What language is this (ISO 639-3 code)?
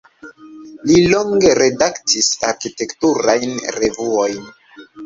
epo